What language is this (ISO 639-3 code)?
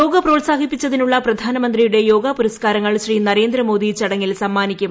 mal